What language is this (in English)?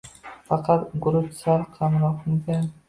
Uzbek